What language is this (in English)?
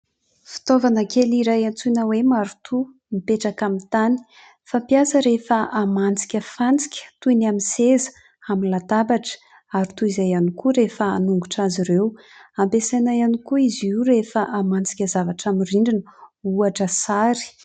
Malagasy